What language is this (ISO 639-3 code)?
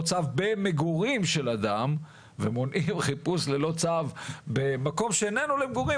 heb